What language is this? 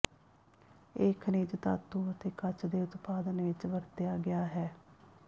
Punjabi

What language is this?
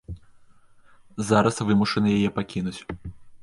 Belarusian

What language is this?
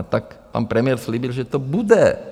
Czech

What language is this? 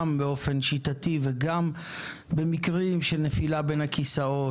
Hebrew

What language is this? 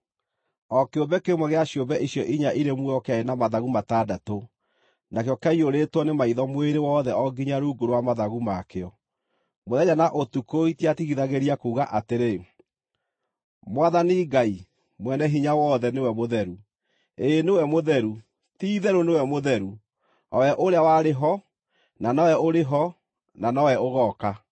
Kikuyu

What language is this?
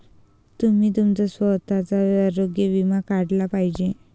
Marathi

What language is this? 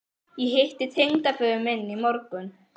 Icelandic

